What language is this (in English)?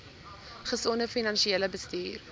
Afrikaans